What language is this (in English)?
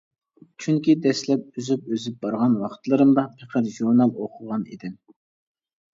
Uyghur